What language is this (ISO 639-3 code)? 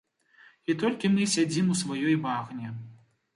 bel